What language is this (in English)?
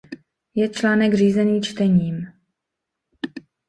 Czech